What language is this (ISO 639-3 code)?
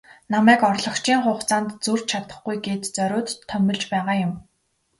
mon